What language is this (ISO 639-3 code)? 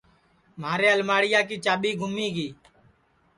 ssi